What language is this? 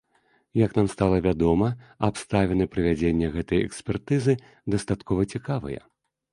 Belarusian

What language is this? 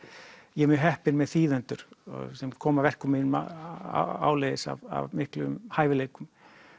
Icelandic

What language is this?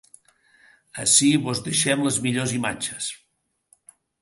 Catalan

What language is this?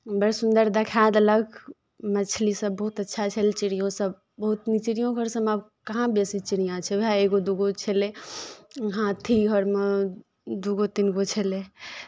Maithili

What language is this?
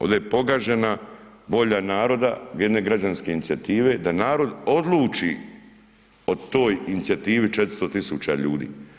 Croatian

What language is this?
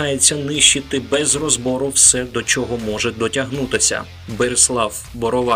Ukrainian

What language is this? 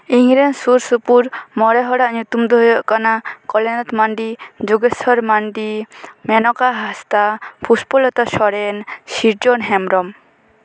Santali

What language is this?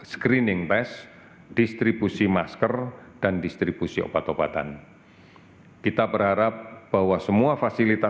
Indonesian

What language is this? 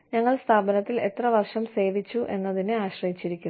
Malayalam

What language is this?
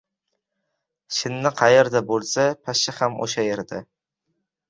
Uzbek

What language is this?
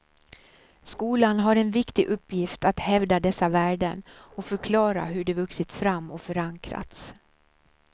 Swedish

